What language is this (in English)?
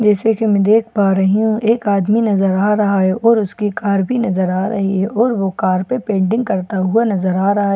Hindi